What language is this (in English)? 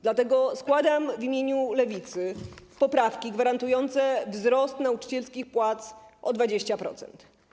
Polish